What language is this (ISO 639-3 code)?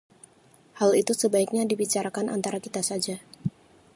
ind